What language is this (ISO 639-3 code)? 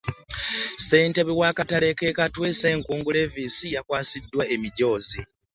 lug